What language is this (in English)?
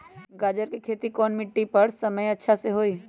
Magahi